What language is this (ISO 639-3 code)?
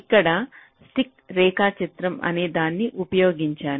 tel